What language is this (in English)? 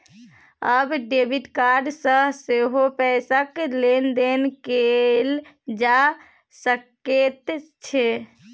Maithili